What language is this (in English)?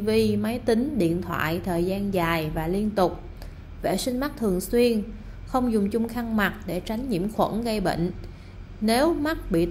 Vietnamese